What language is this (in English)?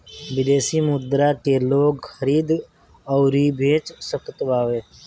Bhojpuri